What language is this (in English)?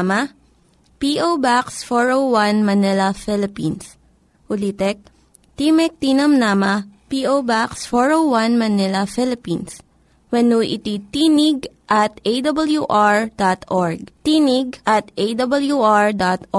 Filipino